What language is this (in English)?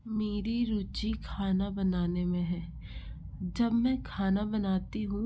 Hindi